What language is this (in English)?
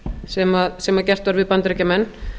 Icelandic